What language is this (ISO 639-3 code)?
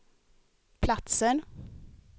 swe